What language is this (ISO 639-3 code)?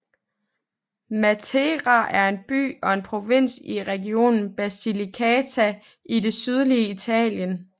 dan